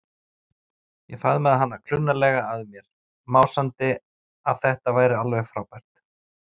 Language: Icelandic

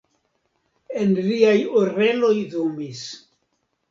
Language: Esperanto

